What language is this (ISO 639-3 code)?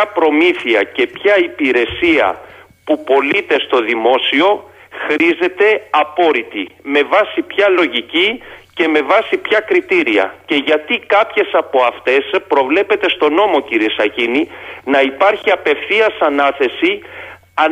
ell